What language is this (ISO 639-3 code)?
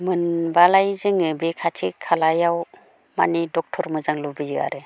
brx